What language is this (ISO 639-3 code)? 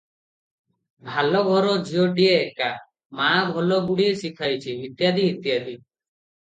ori